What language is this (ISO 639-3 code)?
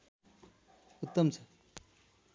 nep